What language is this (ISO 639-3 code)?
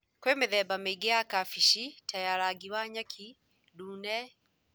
kik